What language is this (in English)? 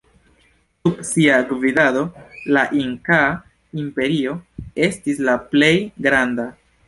Esperanto